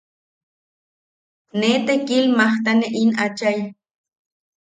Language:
Yaqui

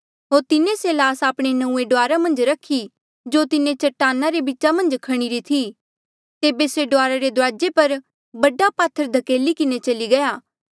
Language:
Mandeali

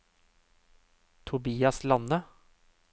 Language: Norwegian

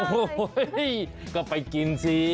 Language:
Thai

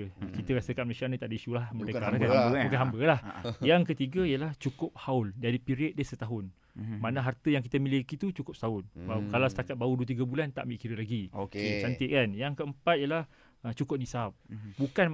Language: Malay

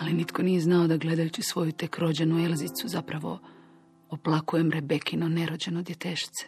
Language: Croatian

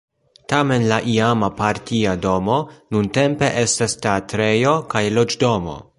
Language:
Esperanto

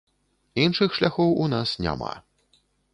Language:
Belarusian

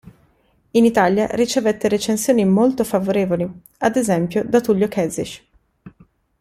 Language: Italian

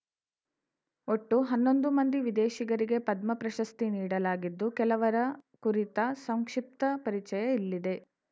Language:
Kannada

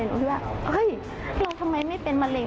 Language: Thai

